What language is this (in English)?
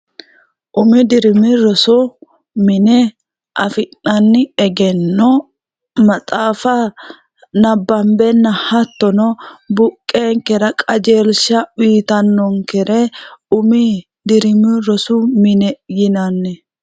Sidamo